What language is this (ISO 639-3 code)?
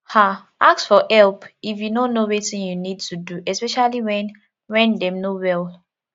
pcm